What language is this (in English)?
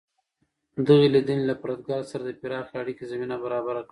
Pashto